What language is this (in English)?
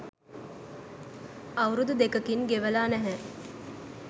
Sinhala